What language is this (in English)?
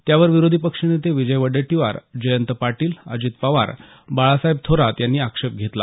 Marathi